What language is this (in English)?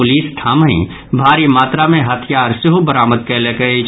Maithili